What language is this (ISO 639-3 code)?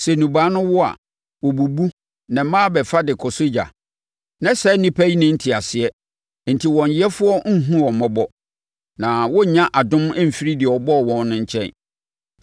aka